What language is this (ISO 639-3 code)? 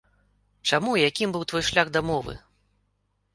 bel